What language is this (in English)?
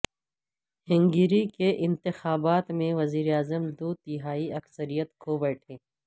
Urdu